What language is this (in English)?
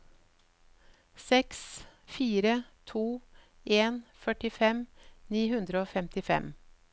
Norwegian